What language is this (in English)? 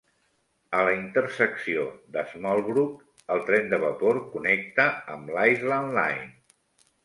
Catalan